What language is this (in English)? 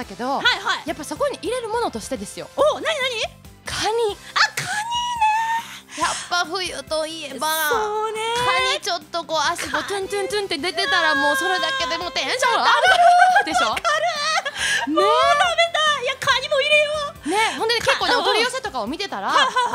Japanese